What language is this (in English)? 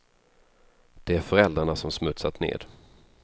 Swedish